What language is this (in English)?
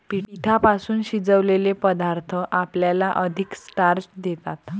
Marathi